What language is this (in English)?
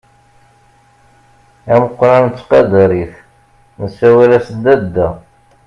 Kabyle